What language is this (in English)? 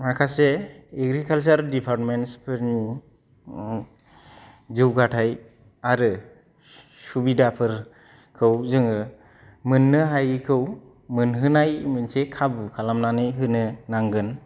Bodo